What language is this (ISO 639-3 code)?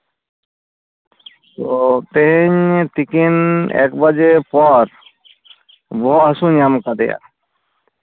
sat